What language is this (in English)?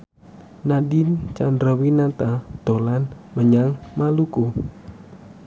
Javanese